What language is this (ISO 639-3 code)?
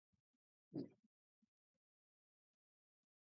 eus